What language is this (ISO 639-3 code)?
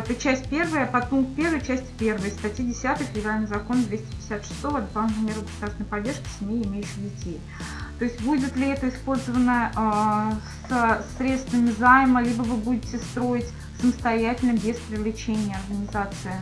rus